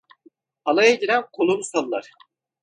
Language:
Turkish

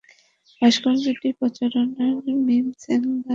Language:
Bangla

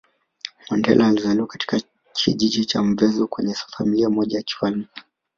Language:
Swahili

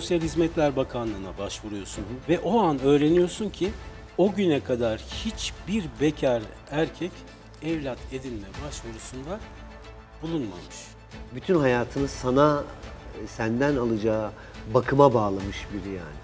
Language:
Turkish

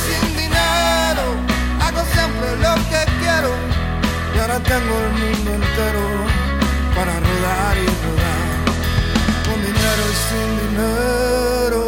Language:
Spanish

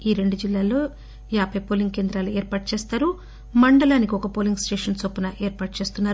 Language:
Telugu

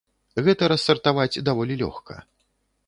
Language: Belarusian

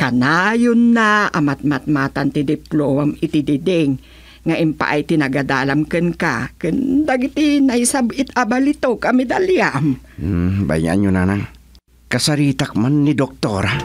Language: Filipino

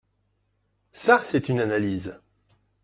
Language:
French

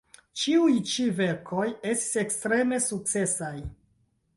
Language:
Esperanto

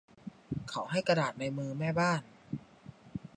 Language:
Thai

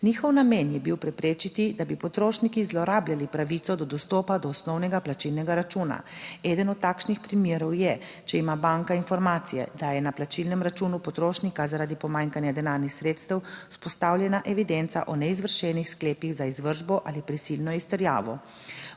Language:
Slovenian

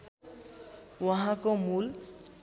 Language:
Nepali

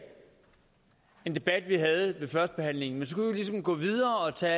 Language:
Danish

